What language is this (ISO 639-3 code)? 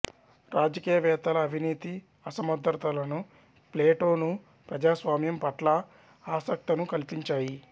tel